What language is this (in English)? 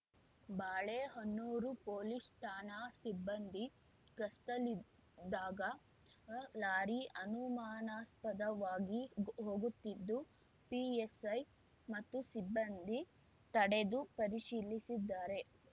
Kannada